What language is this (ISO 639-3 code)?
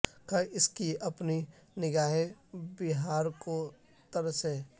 urd